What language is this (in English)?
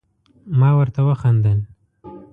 Pashto